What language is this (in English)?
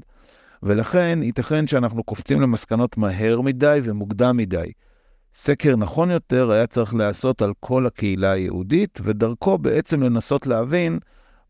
Hebrew